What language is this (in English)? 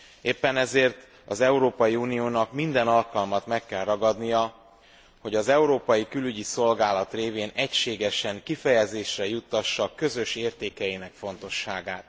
Hungarian